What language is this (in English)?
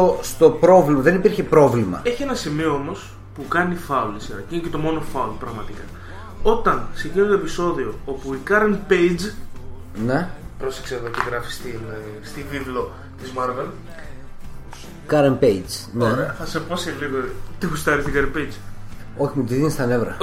Greek